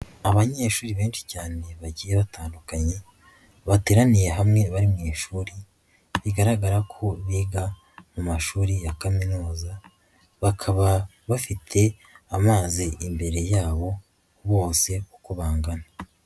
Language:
Kinyarwanda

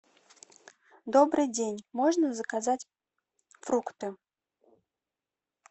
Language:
Russian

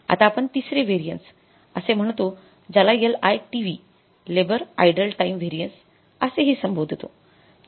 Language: Marathi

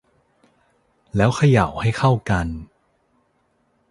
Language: Thai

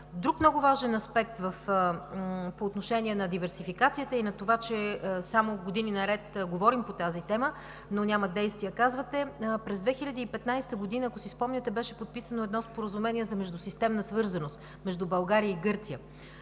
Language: Bulgarian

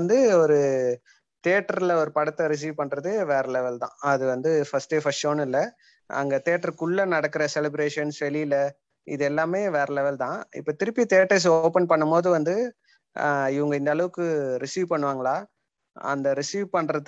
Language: Tamil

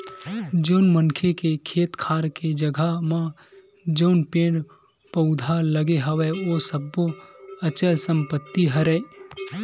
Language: Chhattisgarhi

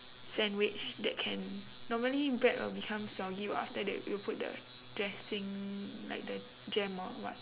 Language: English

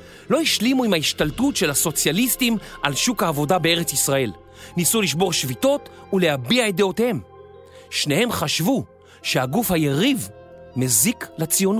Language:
Hebrew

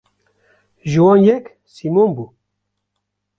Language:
Kurdish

